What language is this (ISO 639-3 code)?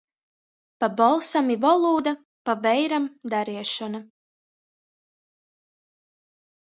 ltg